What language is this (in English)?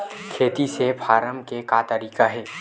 Chhattisgarhi